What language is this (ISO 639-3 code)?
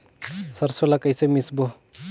hne